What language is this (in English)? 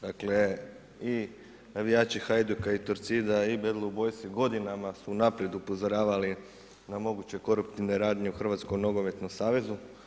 Croatian